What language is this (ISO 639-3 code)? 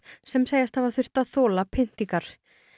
isl